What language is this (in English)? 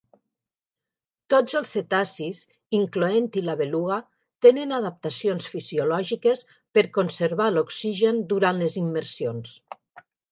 Catalan